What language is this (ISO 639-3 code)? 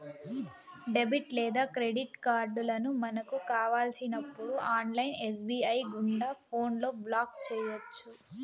tel